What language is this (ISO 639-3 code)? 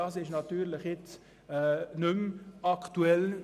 gsw